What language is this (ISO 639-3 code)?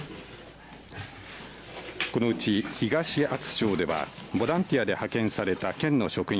jpn